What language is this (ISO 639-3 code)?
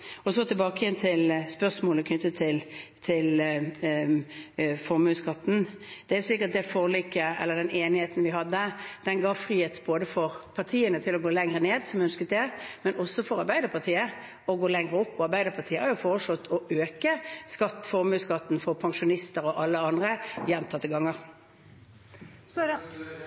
nor